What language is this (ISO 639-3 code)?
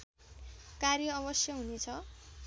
nep